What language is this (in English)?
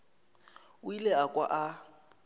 Northern Sotho